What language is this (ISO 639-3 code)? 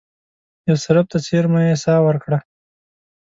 pus